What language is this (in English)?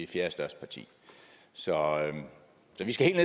Danish